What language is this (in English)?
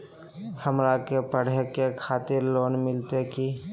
Magahi